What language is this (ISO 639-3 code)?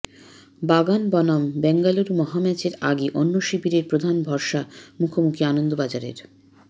ben